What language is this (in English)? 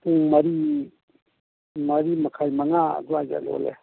Manipuri